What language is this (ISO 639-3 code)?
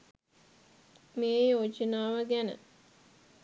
sin